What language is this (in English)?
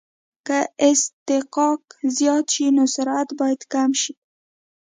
Pashto